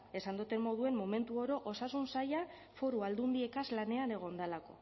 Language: Basque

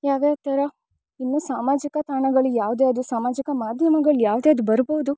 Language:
Kannada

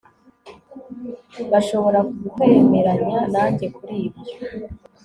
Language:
Kinyarwanda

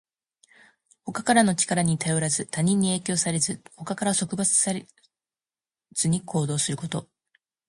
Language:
Japanese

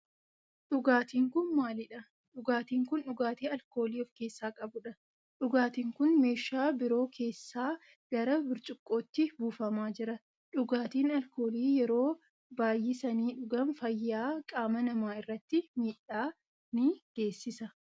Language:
Oromo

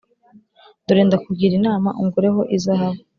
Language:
Kinyarwanda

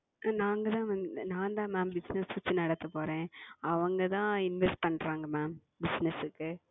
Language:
Tamil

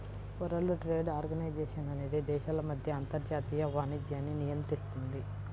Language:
Telugu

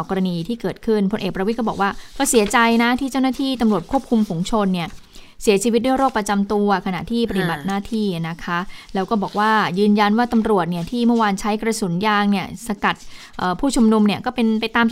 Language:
Thai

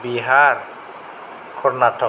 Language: Bodo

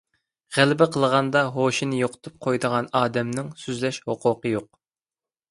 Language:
Uyghur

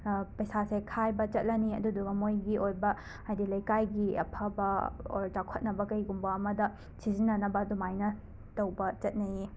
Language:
Manipuri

